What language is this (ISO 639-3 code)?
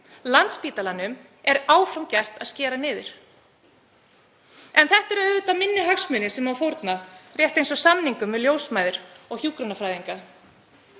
isl